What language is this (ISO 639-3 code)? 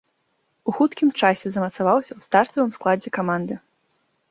bel